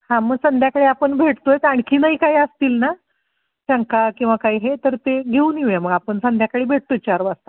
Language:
Marathi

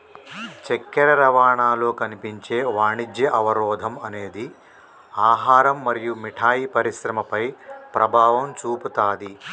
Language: Telugu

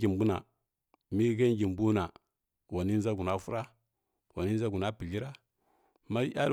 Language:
Kirya-Konzəl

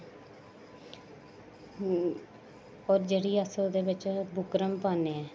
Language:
Dogri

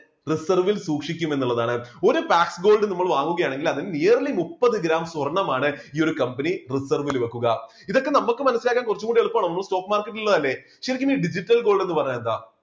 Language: Malayalam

